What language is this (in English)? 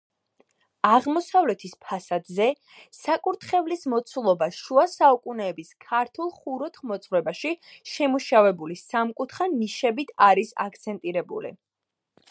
Georgian